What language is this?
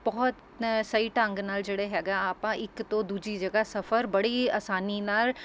Punjabi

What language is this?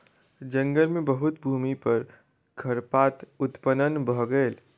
Maithili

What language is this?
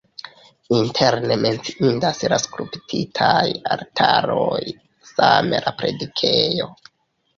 Esperanto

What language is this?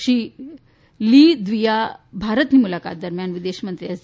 Gujarati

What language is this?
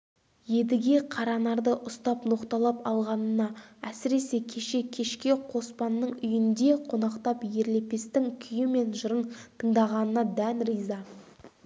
Kazakh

